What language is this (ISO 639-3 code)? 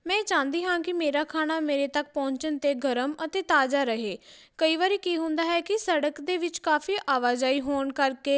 pan